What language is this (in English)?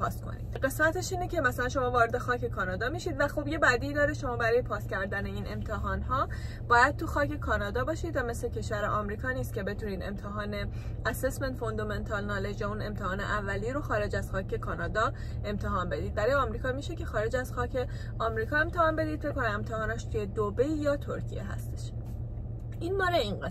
Persian